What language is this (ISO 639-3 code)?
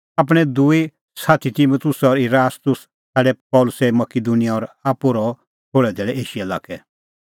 kfx